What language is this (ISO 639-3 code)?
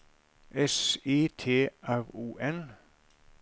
nor